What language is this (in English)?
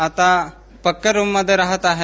Marathi